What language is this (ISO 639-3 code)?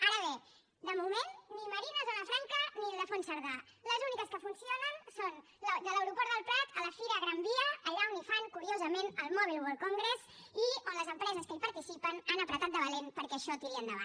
cat